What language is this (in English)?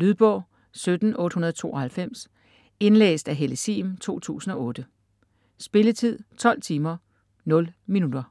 Danish